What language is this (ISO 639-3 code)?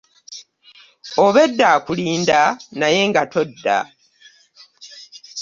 lug